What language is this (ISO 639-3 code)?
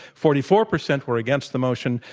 eng